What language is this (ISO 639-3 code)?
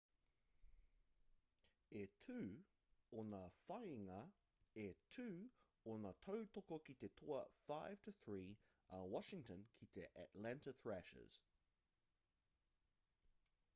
mri